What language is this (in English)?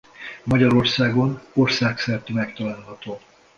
Hungarian